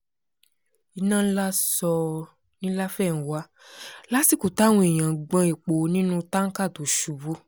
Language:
Yoruba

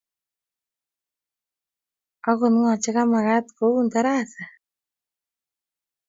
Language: Kalenjin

